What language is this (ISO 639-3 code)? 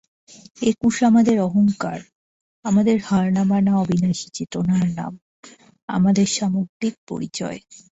ben